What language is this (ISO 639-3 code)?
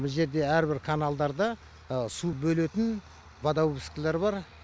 kaz